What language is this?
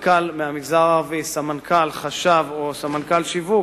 Hebrew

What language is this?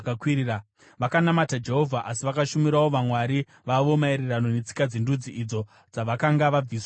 Shona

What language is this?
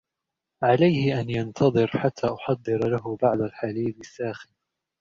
Arabic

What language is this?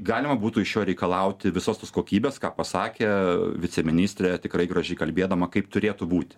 Lithuanian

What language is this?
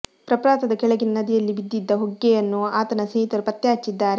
Kannada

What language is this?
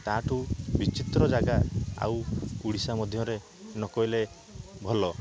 Odia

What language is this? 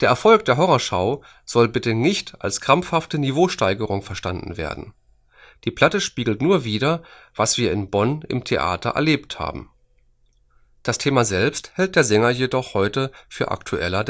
German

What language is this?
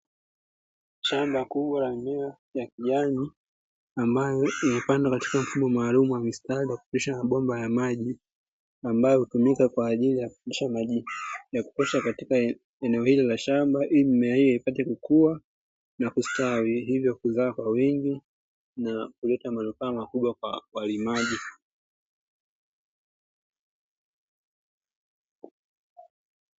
Swahili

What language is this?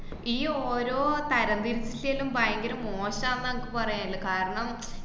Malayalam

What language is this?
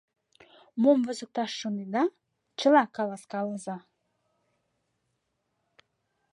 Mari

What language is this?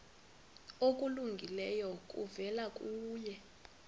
Xhosa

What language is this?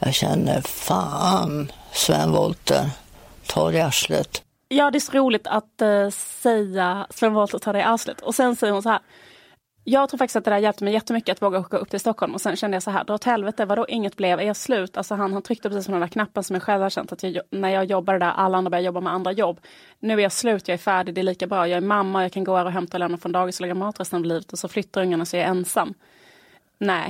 Swedish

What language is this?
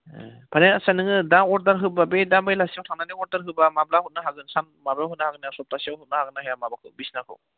Bodo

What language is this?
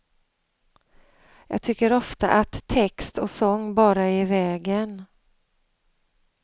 Swedish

